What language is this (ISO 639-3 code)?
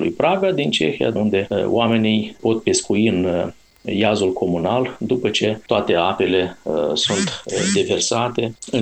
ron